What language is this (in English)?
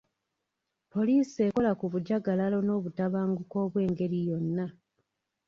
Ganda